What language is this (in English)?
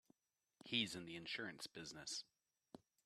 English